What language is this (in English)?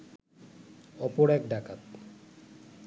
Bangla